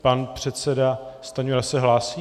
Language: Czech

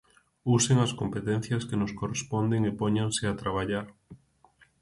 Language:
Galician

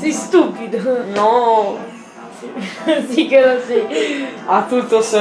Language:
Italian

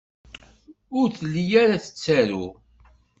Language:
Kabyle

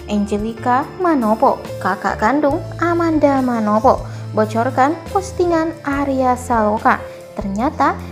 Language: Indonesian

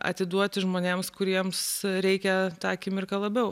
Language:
Lithuanian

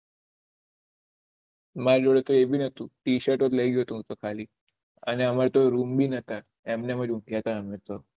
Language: Gujarati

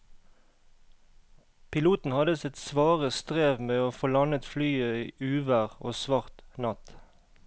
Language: Norwegian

